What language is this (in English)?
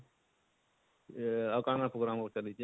Odia